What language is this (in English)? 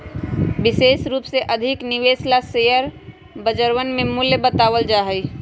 Magahi